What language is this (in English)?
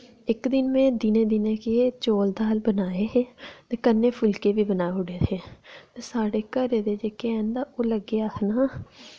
Dogri